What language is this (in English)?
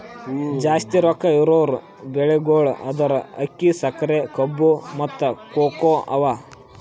Kannada